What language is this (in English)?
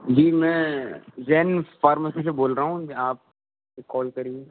Urdu